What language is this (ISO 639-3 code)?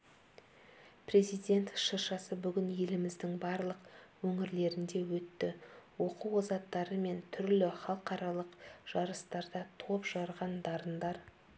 kaz